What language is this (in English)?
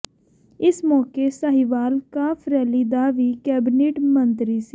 Punjabi